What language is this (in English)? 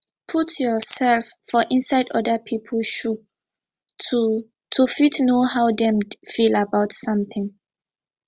Nigerian Pidgin